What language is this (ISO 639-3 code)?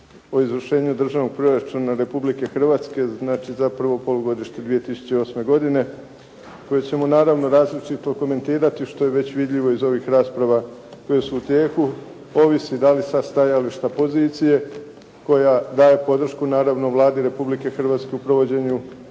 hrv